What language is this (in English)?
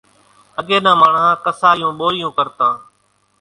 Kachi Koli